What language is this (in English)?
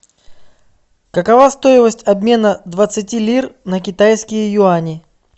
Russian